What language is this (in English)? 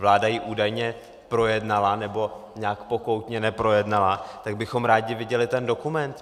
Czech